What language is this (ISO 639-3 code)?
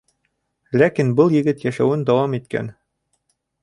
bak